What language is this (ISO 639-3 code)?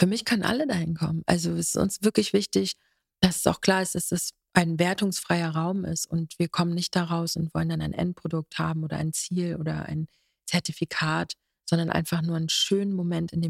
deu